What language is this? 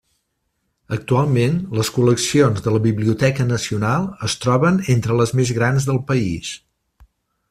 Catalan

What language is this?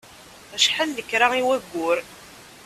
Kabyle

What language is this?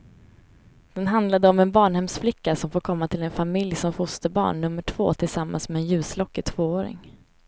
Swedish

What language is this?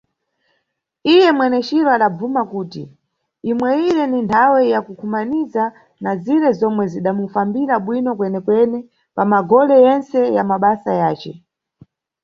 Nyungwe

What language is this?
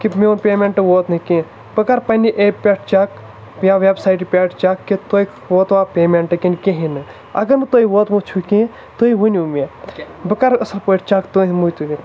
Kashmiri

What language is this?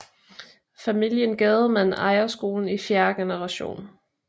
Danish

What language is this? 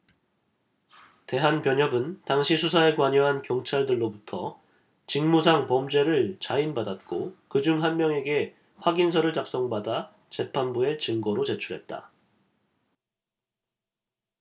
Korean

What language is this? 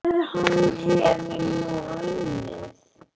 Icelandic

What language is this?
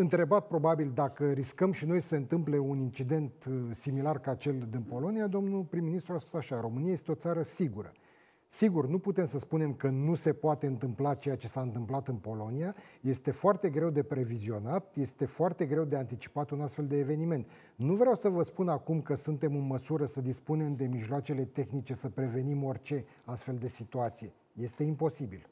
Romanian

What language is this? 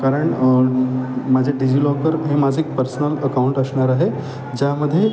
Marathi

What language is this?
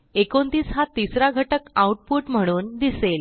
Marathi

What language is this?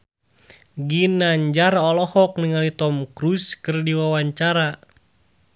Sundanese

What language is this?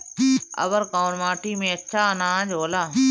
Bhojpuri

